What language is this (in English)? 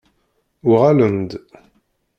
Kabyle